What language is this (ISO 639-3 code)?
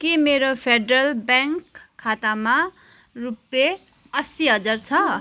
nep